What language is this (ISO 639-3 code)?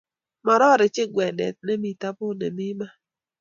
kln